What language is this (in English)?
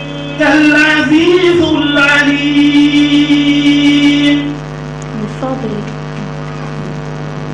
Arabic